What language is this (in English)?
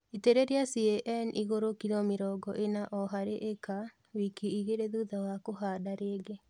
Kikuyu